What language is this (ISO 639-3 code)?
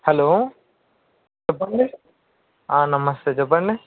tel